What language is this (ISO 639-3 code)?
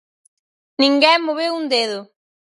glg